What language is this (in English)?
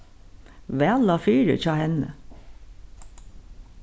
Faroese